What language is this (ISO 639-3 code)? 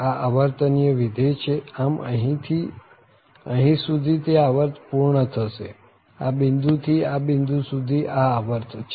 guj